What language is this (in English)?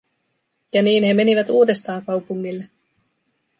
Finnish